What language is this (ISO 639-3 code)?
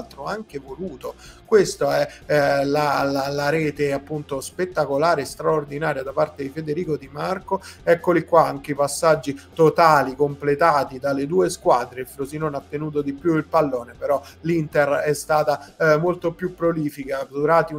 ita